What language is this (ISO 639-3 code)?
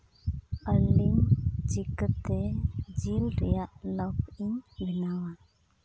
sat